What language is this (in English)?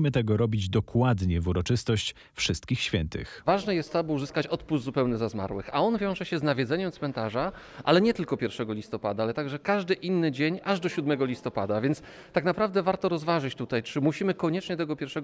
Polish